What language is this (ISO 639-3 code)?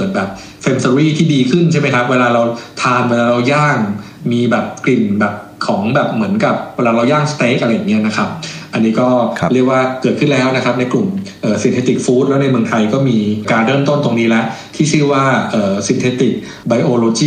tha